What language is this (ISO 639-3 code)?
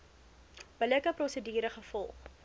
afr